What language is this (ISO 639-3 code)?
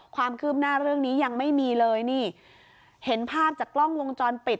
tha